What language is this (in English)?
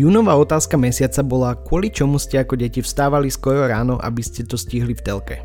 Slovak